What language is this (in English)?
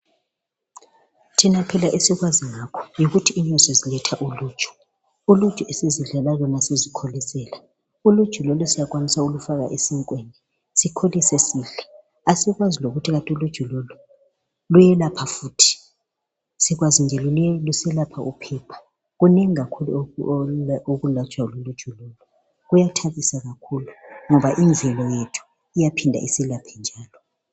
North Ndebele